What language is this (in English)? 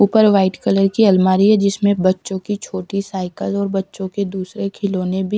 Hindi